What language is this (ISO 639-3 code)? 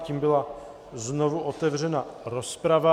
ces